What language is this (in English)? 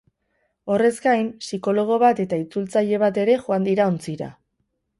Basque